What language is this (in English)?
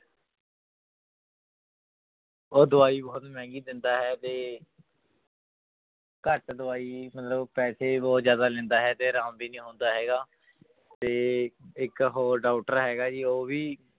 Punjabi